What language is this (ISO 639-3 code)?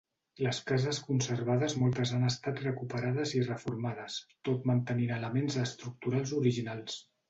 cat